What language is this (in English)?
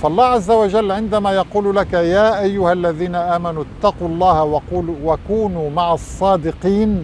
Arabic